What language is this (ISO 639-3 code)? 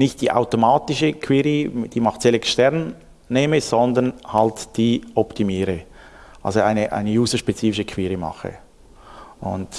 deu